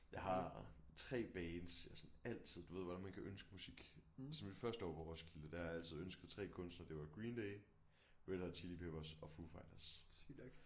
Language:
Danish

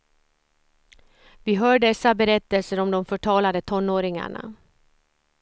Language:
Swedish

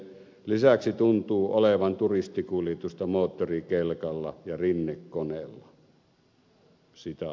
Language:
Finnish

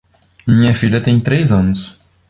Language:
Portuguese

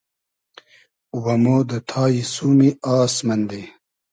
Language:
Hazaragi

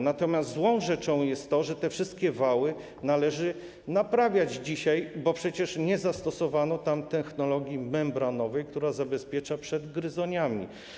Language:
Polish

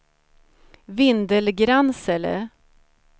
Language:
Swedish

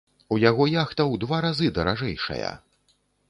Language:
Belarusian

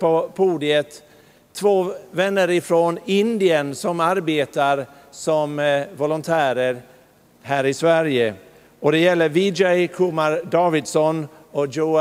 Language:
Swedish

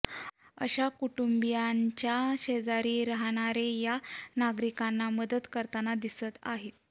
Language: Marathi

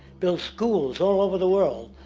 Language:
English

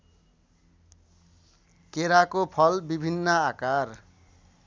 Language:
Nepali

